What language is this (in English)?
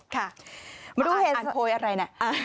Thai